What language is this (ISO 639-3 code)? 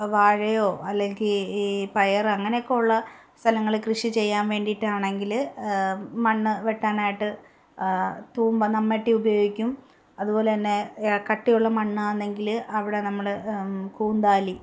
mal